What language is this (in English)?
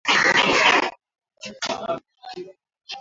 Swahili